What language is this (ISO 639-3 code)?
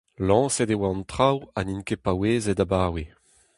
bre